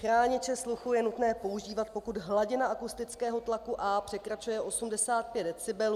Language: Czech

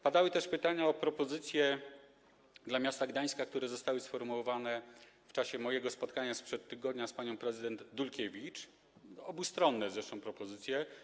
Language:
Polish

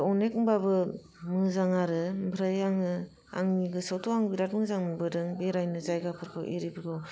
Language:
Bodo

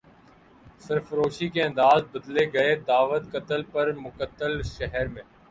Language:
Urdu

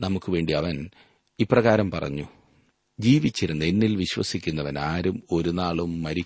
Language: Malayalam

